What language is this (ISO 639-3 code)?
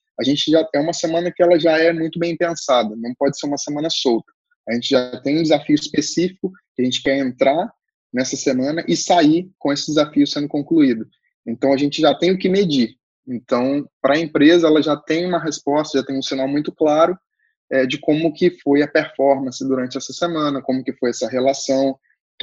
por